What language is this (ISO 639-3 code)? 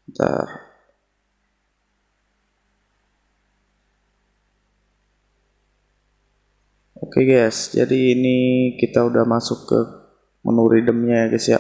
ind